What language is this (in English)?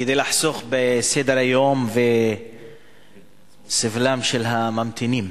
Hebrew